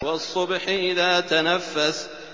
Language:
Arabic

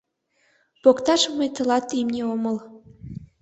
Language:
Mari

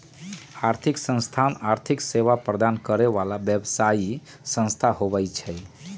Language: Magahi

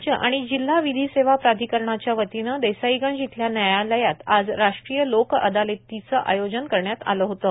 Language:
Marathi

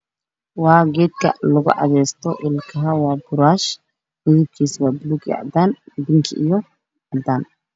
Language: Somali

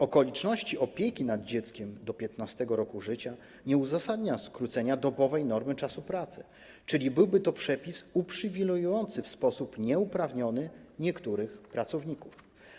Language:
Polish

